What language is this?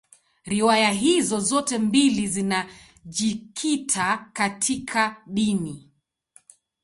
Swahili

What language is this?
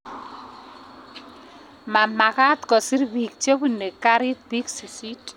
Kalenjin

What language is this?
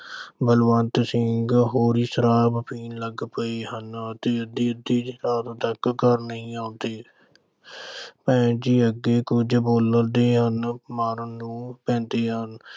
Punjabi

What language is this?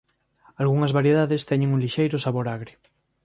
Galician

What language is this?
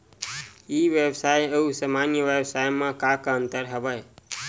Chhattisgarhi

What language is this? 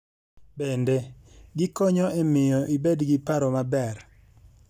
Luo (Kenya and Tanzania)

